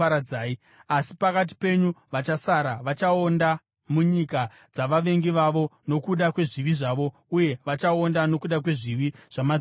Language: Shona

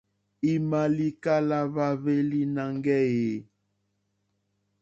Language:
Mokpwe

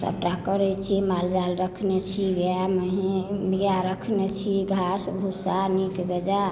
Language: Maithili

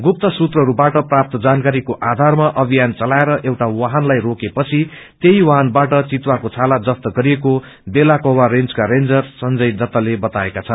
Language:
Nepali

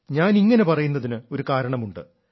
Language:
Malayalam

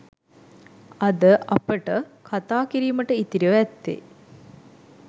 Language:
Sinhala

